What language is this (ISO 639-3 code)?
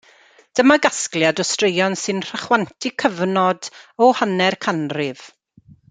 cym